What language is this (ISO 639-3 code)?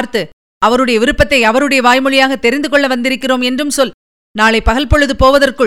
tam